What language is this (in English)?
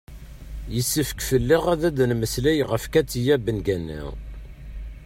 Kabyle